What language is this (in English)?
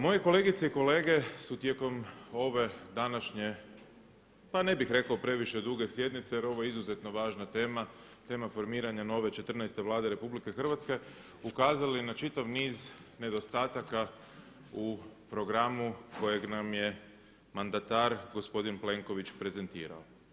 Croatian